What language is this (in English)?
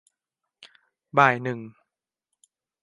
Thai